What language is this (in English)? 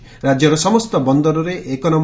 Odia